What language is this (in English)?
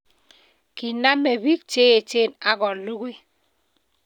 Kalenjin